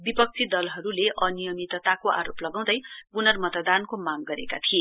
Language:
Nepali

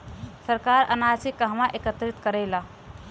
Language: Bhojpuri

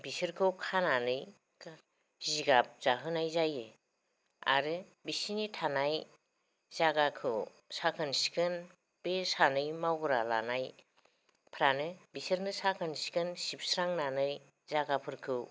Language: Bodo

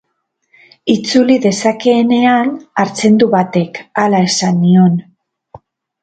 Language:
Basque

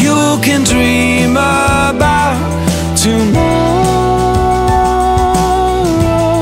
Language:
English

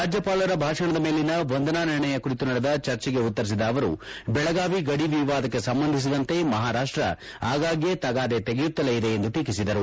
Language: Kannada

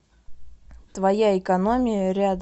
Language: Russian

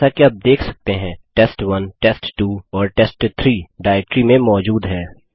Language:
Hindi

